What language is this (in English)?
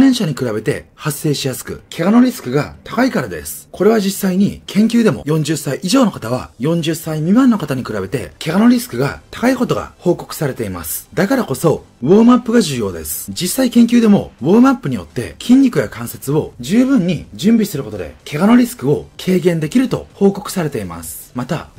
Japanese